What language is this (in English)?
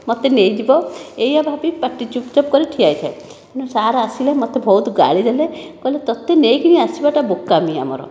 Odia